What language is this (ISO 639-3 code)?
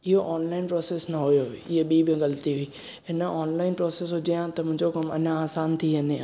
snd